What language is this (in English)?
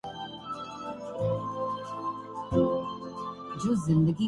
Urdu